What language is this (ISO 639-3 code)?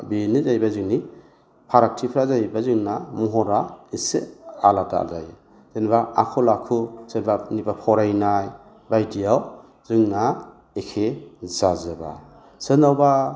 brx